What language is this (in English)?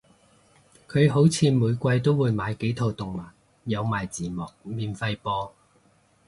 Cantonese